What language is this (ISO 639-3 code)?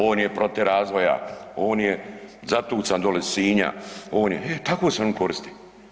hrv